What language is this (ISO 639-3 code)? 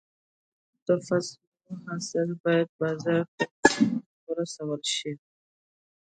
pus